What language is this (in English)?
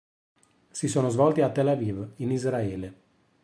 Italian